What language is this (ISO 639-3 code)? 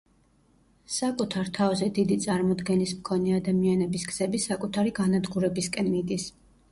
kat